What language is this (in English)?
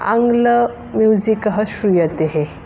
Sanskrit